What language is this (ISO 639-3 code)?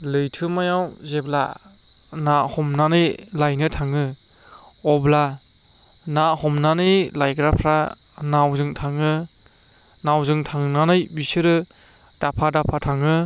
brx